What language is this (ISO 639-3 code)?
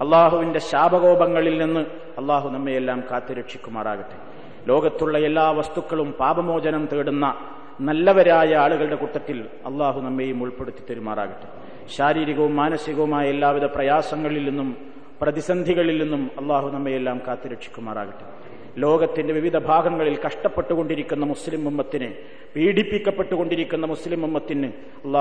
mal